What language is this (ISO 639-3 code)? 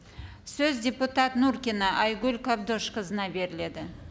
kaz